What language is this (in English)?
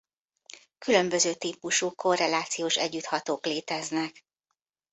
Hungarian